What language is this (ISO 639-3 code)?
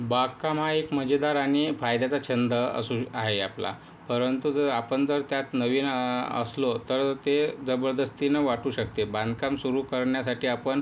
mar